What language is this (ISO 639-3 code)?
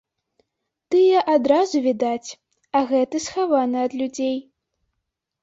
bel